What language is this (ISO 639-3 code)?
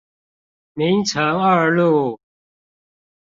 zho